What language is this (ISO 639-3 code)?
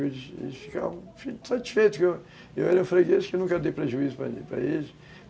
por